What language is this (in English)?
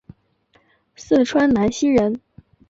Chinese